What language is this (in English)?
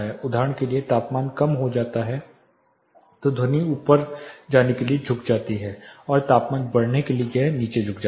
Hindi